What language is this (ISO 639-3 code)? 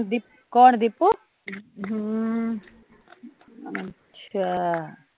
pan